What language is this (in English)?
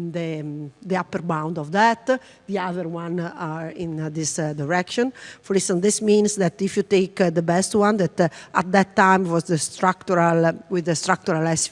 English